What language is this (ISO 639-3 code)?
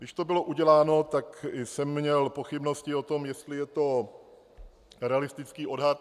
ces